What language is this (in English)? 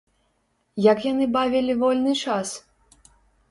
Belarusian